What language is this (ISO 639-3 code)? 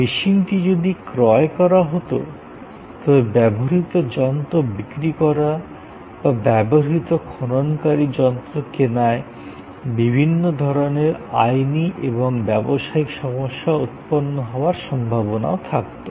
ben